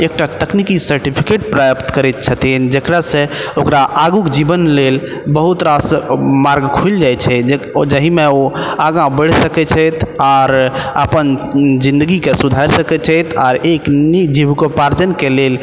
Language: Maithili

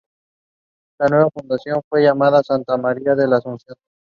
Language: Spanish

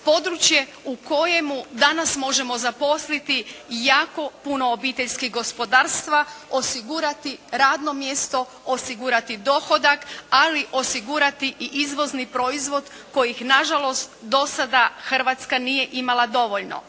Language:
Croatian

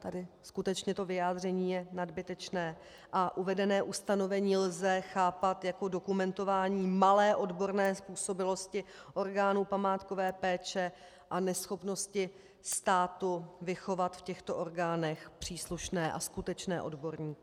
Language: Czech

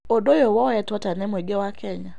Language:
Kikuyu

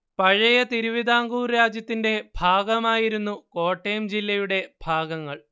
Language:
Malayalam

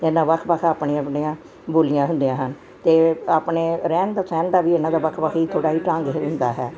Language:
Punjabi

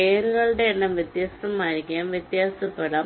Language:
Malayalam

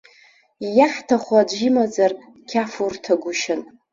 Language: Abkhazian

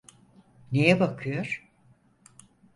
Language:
Turkish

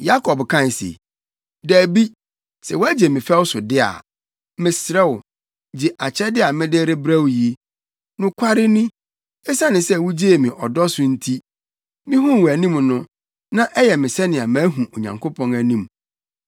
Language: Akan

